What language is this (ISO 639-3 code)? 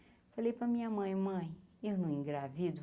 por